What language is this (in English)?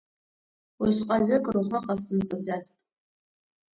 Abkhazian